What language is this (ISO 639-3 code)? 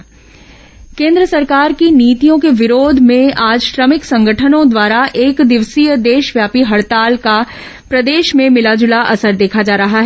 hin